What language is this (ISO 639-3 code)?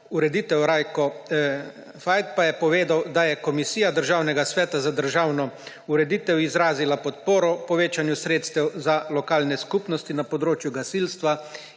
slv